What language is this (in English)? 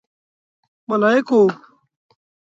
Pashto